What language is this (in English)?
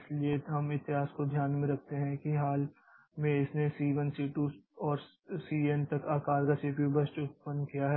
Hindi